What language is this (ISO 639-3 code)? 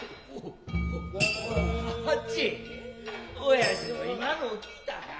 jpn